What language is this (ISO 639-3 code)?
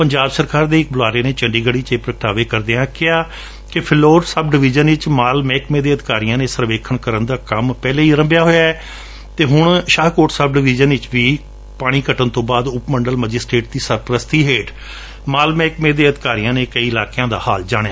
pan